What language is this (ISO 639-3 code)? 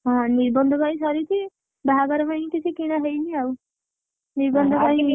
ori